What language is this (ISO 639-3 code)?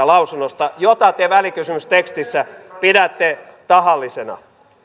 fin